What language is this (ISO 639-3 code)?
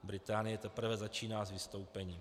ces